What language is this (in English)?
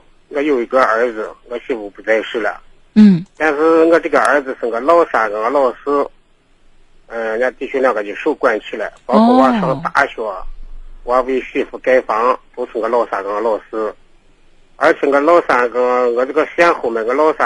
Chinese